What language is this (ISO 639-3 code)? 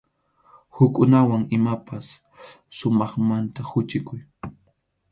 qxu